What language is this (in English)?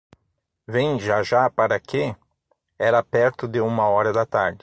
Portuguese